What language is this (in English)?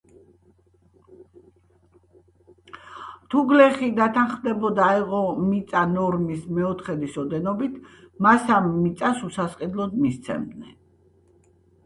Georgian